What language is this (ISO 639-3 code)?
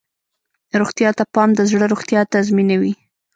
pus